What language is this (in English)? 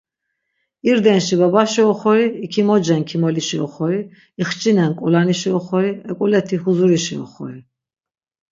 Laz